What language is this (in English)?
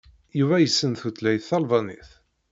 Kabyle